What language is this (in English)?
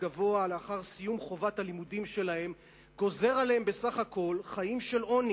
Hebrew